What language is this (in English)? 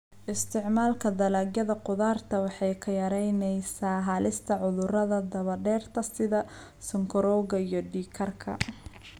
Somali